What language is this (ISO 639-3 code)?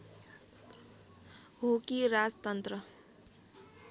nep